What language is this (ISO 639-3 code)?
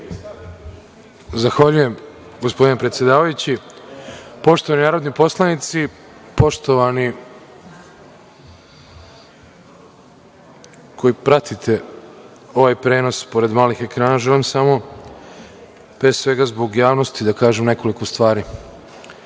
srp